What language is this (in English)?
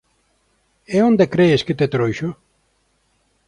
Galician